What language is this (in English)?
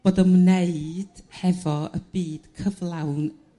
Welsh